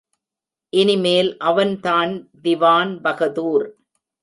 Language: Tamil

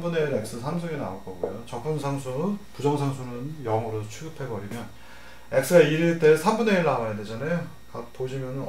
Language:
Korean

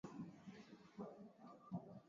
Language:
Swahili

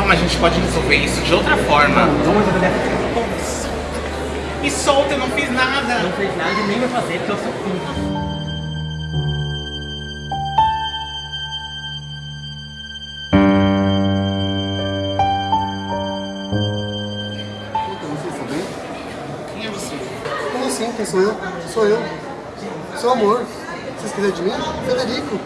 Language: Portuguese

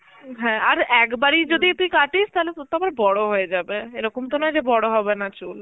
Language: Bangla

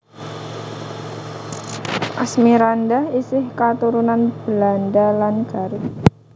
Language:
Javanese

